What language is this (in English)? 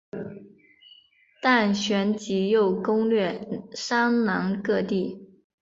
Chinese